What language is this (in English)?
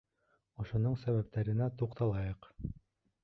Bashkir